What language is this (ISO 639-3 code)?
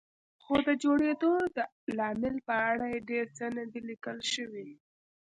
pus